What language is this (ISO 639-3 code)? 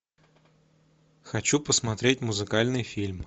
rus